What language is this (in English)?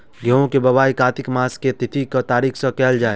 Maithili